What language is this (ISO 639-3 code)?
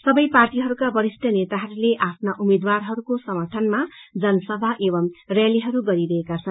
nep